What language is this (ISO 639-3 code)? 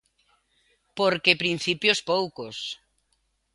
glg